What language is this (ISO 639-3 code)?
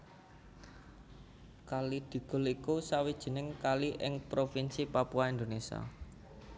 jav